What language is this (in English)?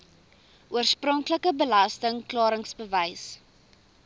Afrikaans